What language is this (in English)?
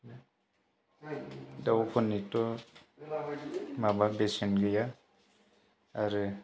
Bodo